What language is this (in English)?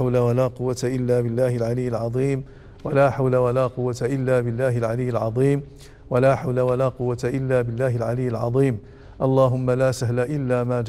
Arabic